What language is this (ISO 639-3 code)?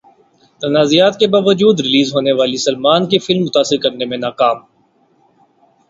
urd